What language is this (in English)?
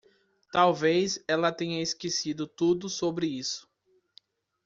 Portuguese